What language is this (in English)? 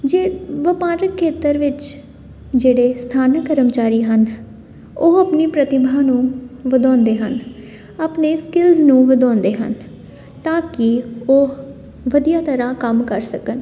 Punjabi